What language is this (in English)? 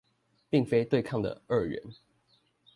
Chinese